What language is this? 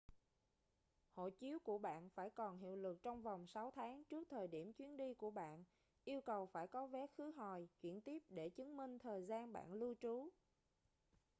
Vietnamese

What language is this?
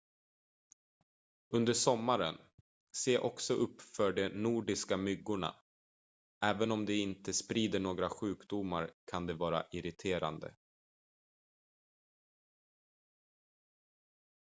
Swedish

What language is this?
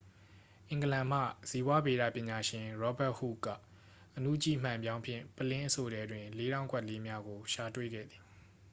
Burmese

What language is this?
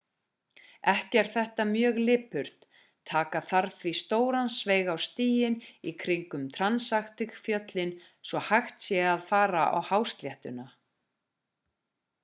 Icelandic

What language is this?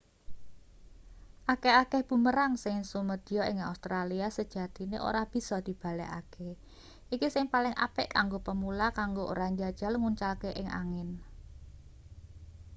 Javanese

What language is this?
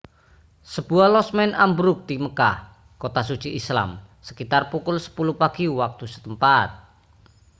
Indonesian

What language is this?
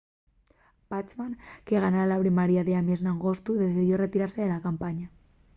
Asturian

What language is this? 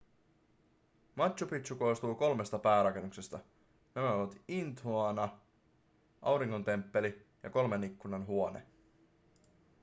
Finnish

